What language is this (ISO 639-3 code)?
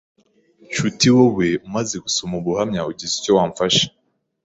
kin